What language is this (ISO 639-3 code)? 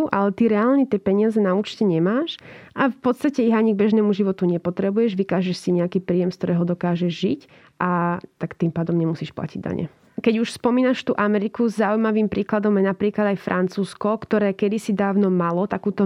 slk